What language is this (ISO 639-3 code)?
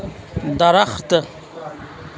urd